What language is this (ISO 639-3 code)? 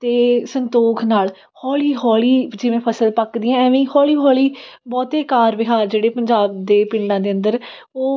pan